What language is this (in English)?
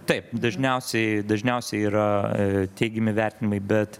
Lithuanian